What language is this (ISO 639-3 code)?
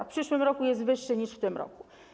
pol